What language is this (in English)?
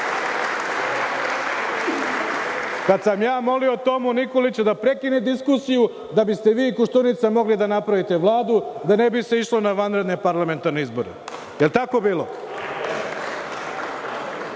Serbian